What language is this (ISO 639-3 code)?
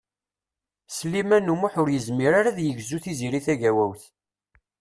kab